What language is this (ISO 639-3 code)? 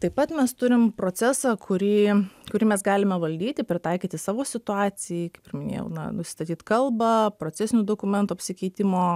lit